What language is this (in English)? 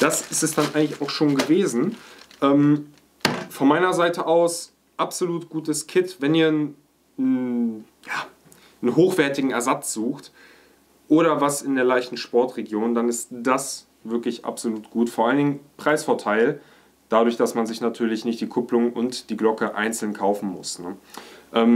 German